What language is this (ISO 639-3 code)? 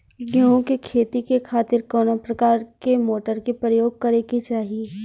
bho